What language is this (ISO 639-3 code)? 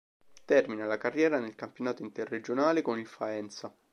ita